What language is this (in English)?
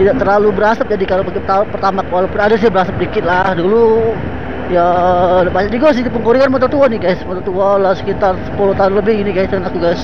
Indonesian